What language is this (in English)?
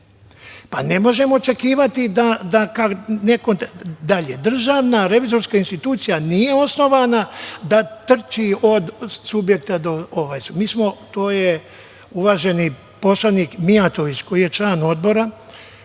Serbian